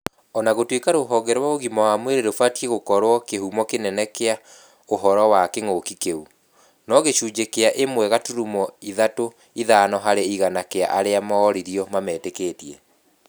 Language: Kikuyu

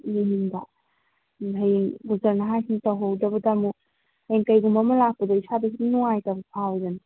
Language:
Manipuri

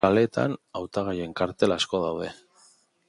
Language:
Basque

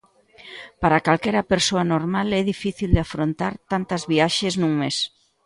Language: Galician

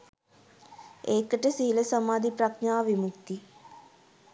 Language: Sinhala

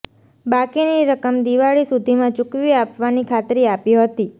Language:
Gujarati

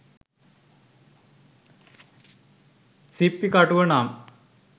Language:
Sinhala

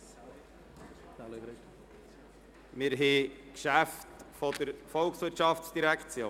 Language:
Swiss German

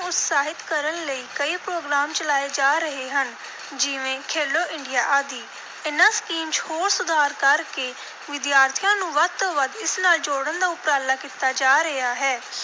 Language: Punjabi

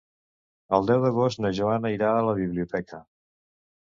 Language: Catalan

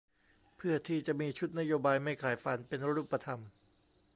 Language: Thai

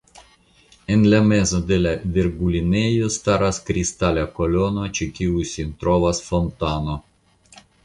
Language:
Esperanto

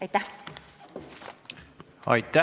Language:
Estonian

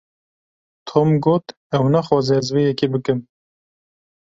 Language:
Kurdish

